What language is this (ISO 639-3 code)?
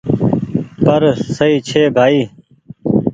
gig